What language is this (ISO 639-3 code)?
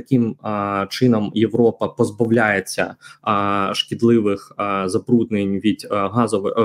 ukr